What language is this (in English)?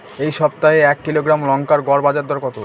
Bangla